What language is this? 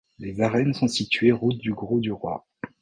French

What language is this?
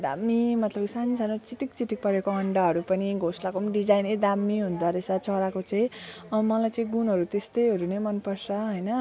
Nepali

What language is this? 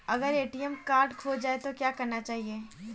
Hindi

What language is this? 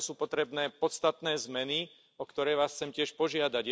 Slovak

